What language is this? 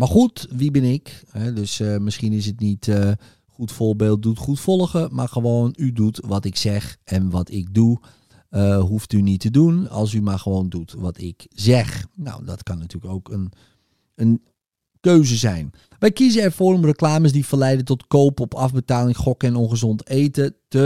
Dutch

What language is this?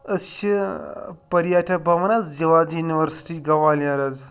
Kashmiri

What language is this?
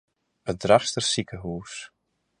Western Frisian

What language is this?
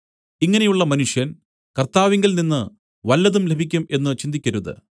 Malayalam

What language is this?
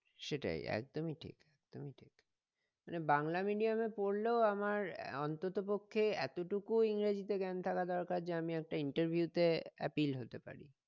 Bangla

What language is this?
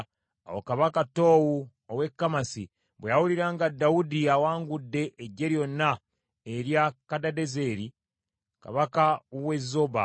Ganda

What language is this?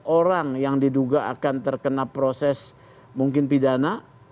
Indonesian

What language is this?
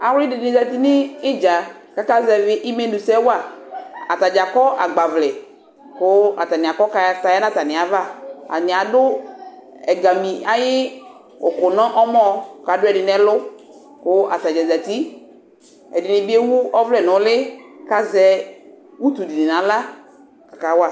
Ikposo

